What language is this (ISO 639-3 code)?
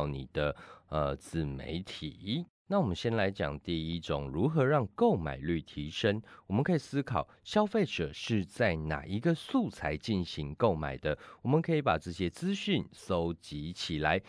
zho